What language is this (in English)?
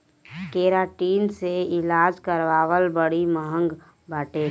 Bhojpuri